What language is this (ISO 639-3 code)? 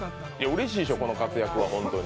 jpn